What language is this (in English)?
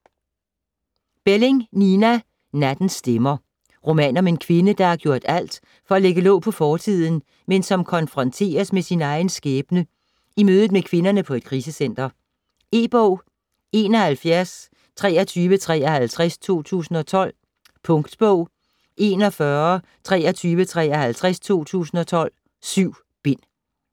Danish